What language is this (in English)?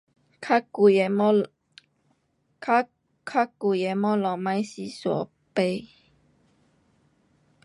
Pu-Xian Chinese